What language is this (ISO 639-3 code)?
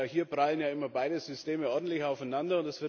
deu